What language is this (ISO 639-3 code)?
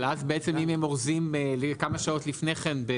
heb